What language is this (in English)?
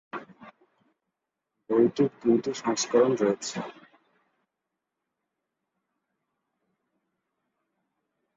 Bangla